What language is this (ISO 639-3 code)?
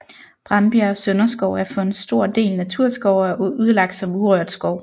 dan